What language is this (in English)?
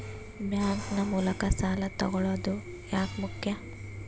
Kannada